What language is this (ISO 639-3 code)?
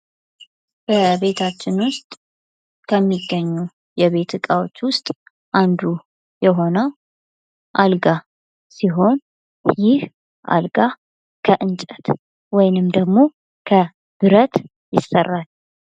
amh